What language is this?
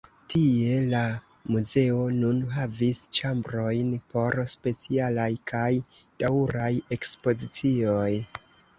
Esperanto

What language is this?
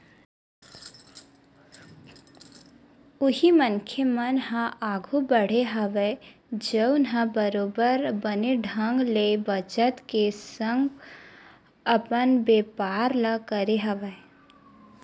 Chhattisgarhi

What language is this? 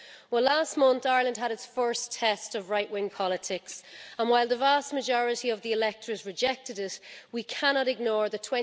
English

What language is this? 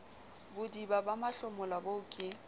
Southern Sotho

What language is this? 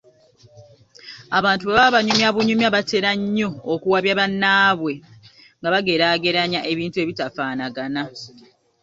Ganda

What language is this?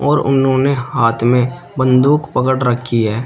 Hindi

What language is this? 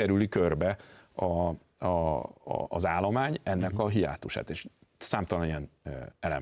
Hungarian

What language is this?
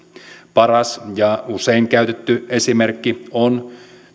Finnish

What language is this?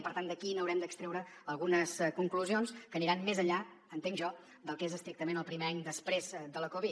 Catalan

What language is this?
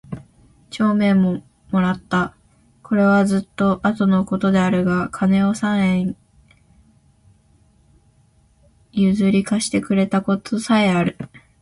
Japanese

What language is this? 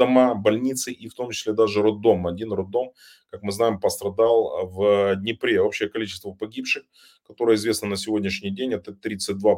Russian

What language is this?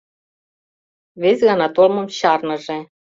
Mari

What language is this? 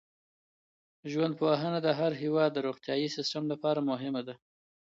Pashto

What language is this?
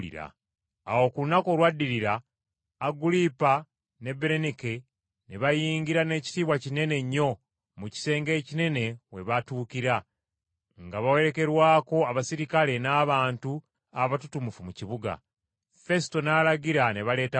Ganda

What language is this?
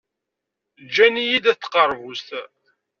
Kabyle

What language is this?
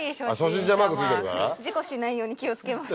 Japanese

